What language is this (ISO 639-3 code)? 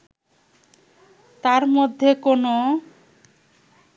ben